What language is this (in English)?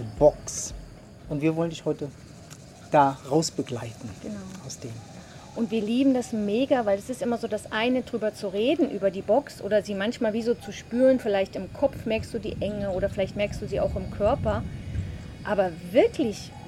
German